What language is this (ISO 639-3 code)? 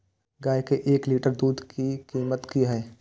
mai